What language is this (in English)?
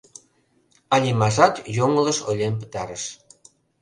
Mari